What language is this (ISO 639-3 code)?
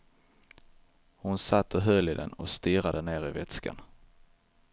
swe